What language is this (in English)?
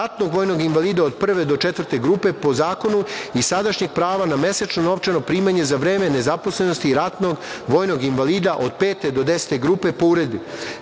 Serbian